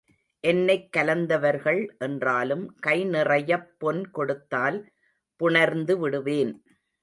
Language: Tamil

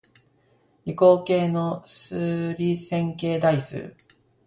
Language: Japanese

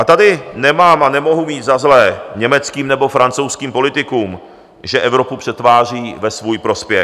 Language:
Czech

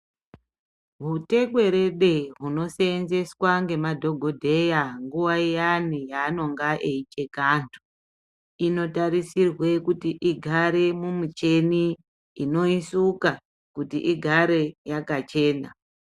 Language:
Ndau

